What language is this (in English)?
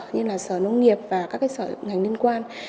Vietnamese